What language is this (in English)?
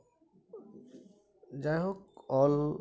Santali